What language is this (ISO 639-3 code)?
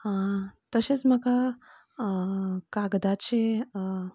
kok